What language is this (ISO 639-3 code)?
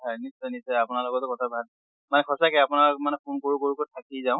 asm